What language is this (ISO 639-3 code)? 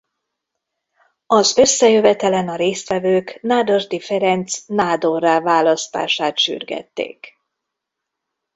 hun